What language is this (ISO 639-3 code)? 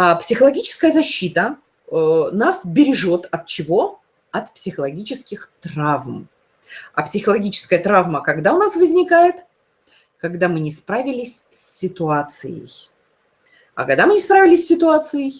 rus